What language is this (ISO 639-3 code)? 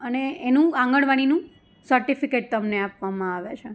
guj